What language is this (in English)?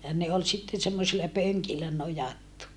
Finnish